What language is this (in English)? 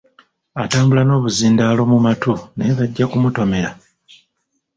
Ganda